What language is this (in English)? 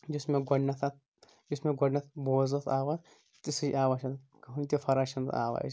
Kashmiri